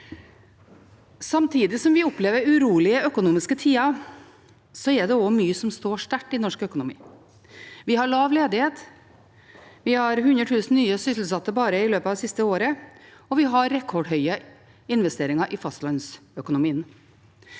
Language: Norwegian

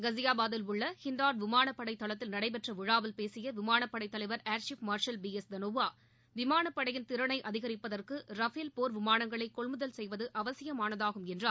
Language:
Tamil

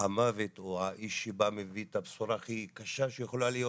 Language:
Hebrew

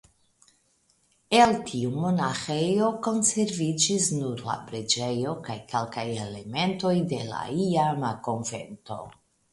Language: Esperanto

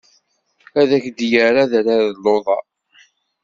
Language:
Kabyle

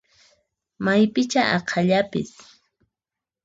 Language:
Puno Quechua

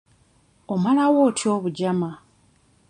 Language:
Ganda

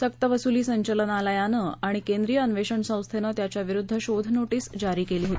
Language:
Marathi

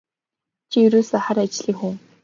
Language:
Mongolian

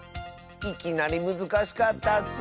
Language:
Japanese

